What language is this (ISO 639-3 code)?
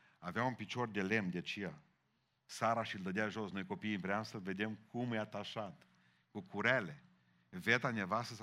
ron